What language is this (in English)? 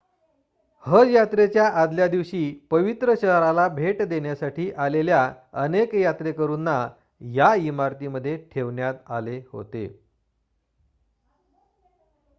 Marathi